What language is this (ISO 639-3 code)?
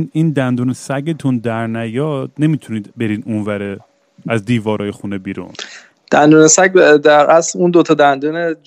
fas